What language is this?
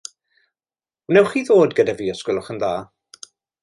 Welsh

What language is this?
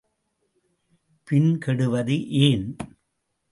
Tamil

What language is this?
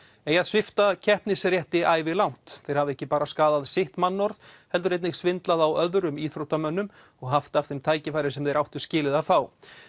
Icelandic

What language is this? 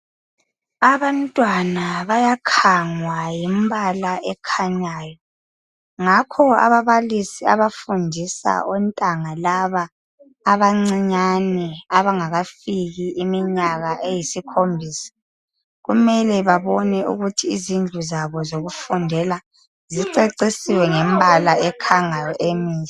North Ndebele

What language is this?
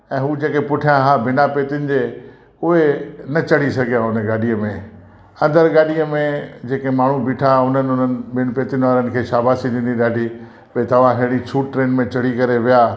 Sindhi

